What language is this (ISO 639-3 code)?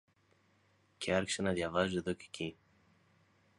ell